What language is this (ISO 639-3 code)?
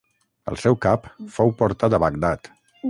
cat